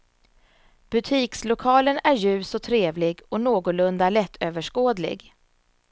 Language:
Swedish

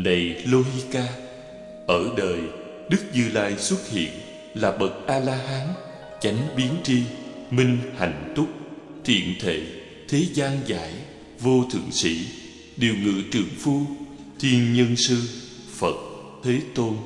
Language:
Vietnamese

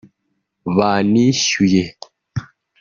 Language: Kinyarwanda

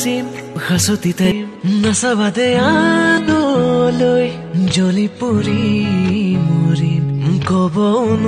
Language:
Hindi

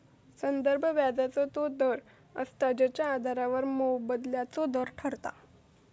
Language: Marathi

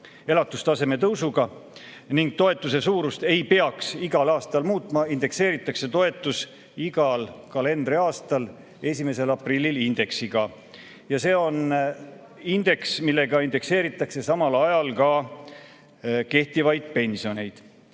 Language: Estonian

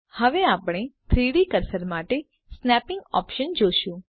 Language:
Gujarati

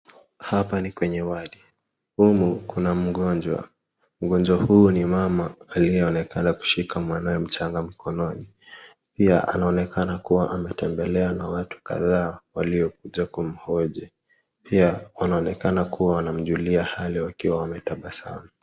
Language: Swahili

